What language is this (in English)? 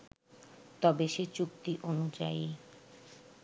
Bangla